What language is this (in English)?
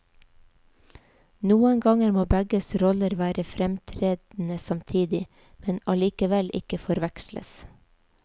Norwegian